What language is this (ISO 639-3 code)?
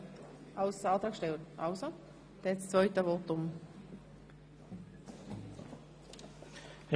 gsw